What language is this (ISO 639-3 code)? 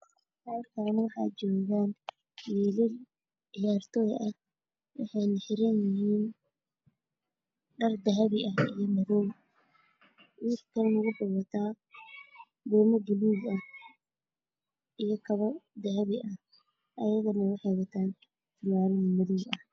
som